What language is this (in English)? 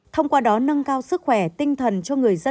Vietnamese